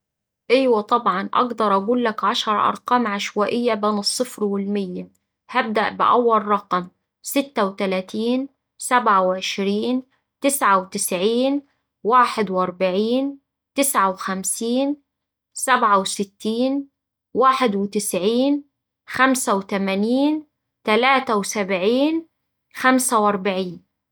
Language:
Saidi Arabic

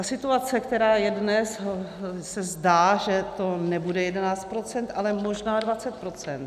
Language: Czech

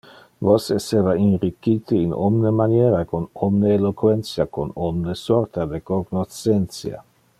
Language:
Interlingua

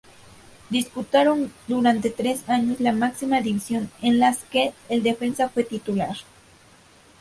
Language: Spanish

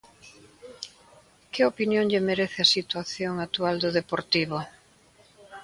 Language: Galician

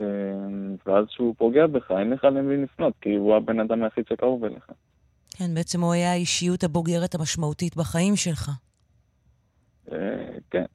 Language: Hebrew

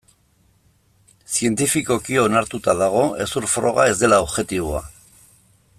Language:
Basque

